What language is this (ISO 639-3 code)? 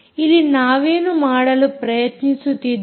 kan